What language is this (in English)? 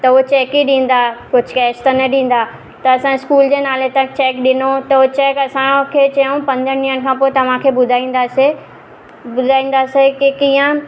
Sindhi